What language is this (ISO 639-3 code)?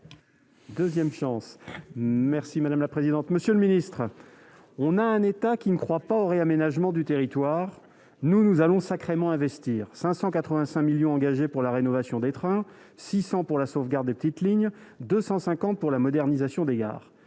fra